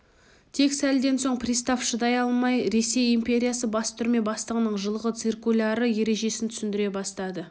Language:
Kazakh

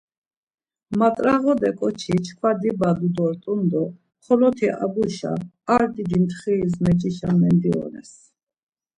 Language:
Laz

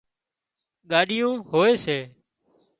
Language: Wadiyara Koli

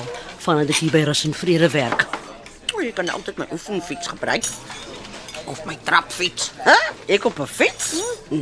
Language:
Dutch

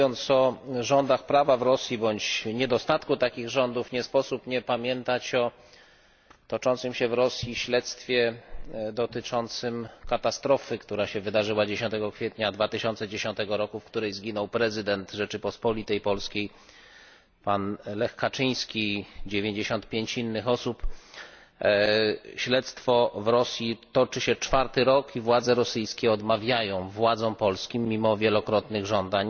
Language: Polish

